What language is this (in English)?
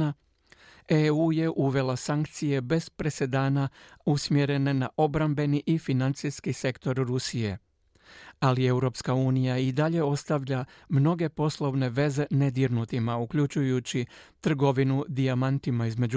Croatian